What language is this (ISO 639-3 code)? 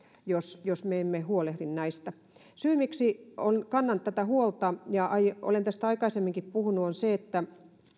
fin